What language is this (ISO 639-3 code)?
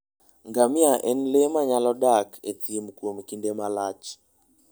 luo